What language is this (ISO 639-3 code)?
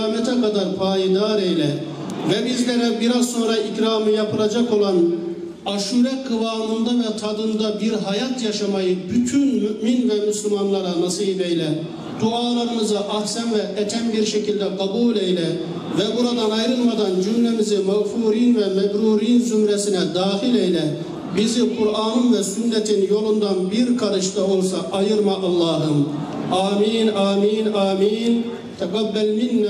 tur